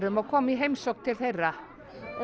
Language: Icelandic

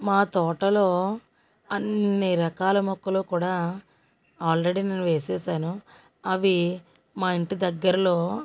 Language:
Telugu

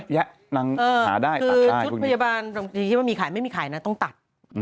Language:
Thai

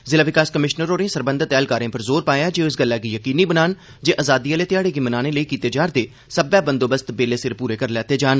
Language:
Dogri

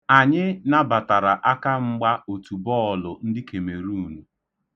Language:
Igbo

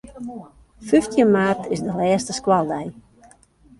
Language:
Western Frisian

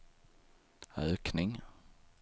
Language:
Swedish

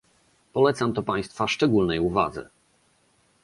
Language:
Polish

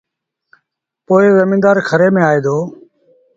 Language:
Sindhi Bhil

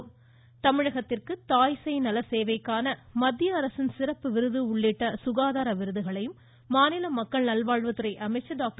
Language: Tamil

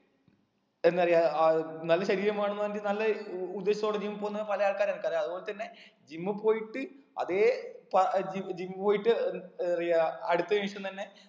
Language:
Malayalam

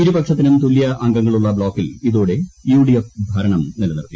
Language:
Malayalam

